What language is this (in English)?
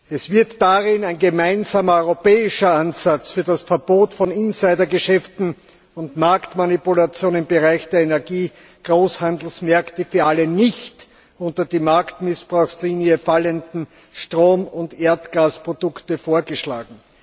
German